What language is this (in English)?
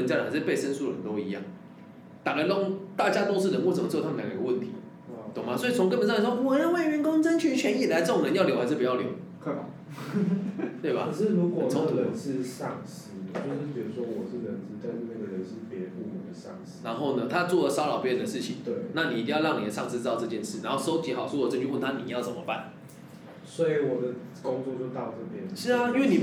Chinese